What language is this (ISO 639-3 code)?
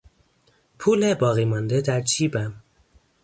fas